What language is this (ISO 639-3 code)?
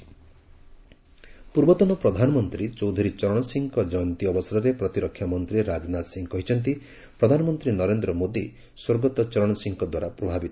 ori